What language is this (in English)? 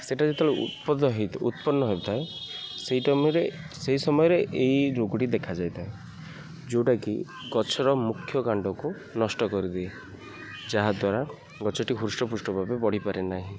Odia